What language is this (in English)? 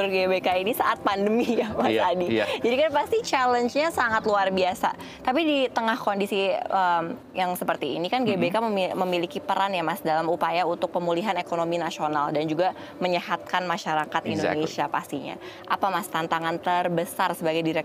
Indonesian